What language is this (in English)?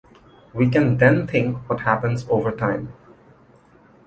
English